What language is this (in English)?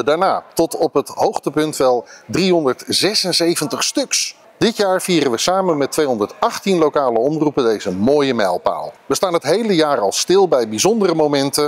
Dutch